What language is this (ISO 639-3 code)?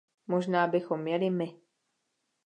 ces